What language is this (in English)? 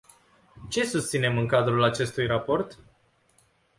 Romanian